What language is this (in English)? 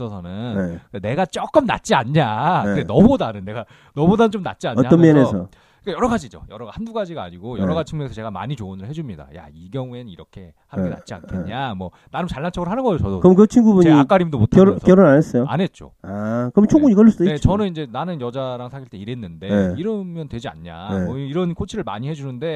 Korean